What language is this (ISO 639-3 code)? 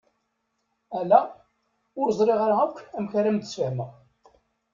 kab